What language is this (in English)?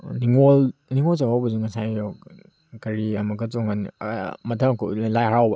Manipuri